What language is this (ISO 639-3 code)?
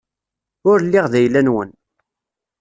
kab